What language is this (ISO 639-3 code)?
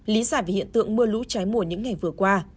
vie